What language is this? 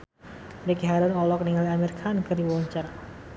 Sundanese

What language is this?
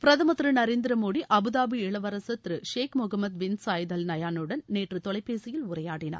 Tamil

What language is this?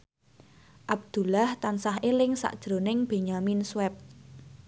Javanese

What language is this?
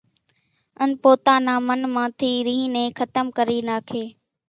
Kachi Koli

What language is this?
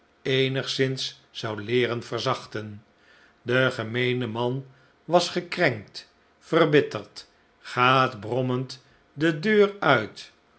Dutch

